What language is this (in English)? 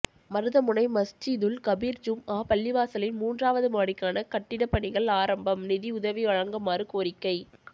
Tamil